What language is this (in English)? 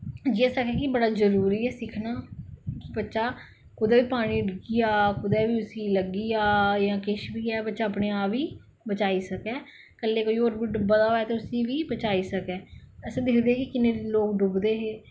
Dogri